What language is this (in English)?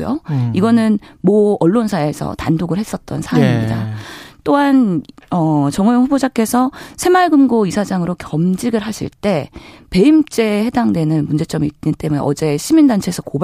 Korean